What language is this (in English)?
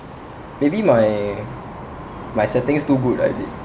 English